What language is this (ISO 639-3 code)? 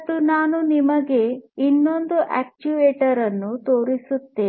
kan